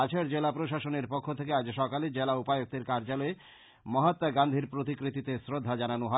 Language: Bangla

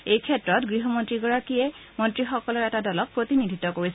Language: Assamese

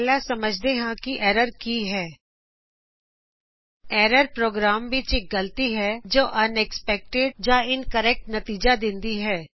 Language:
Punjabi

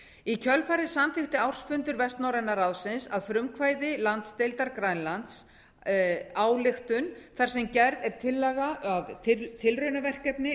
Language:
Icelandic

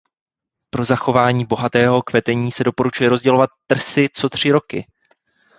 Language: Czech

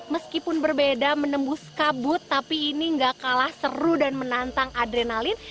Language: Indonesian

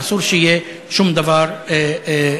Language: Hebrew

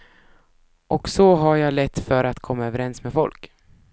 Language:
Swedish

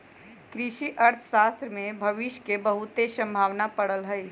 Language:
Magahi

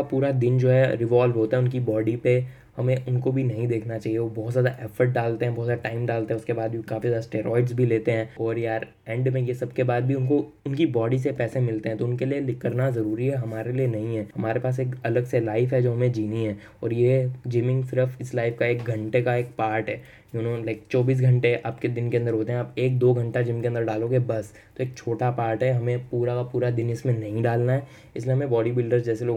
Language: Hindi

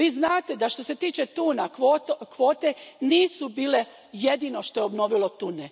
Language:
Croatian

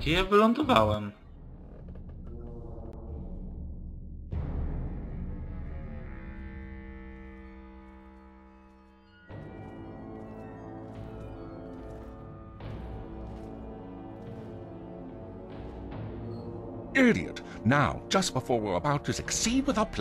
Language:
Polish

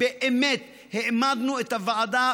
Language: Hebrew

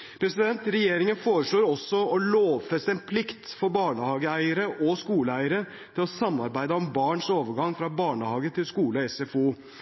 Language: Norwegian Bokmål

